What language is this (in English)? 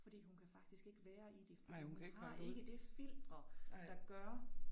Danish